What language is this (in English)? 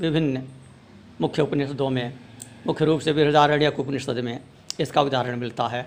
Hindi